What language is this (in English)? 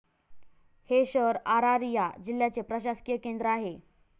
Marathi